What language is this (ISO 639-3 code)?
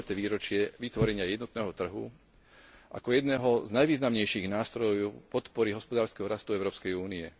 slk